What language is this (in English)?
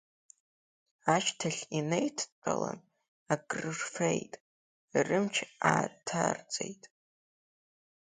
Abkhazian